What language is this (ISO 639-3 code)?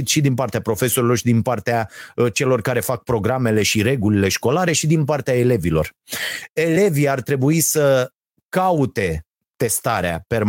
ron